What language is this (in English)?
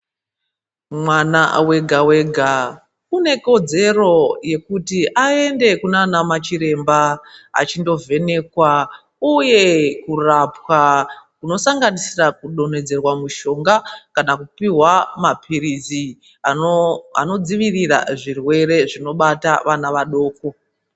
Ndau